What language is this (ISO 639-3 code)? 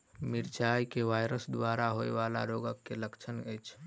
mai